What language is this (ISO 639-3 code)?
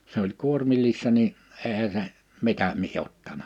fin